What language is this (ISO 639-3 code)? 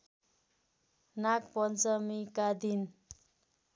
nep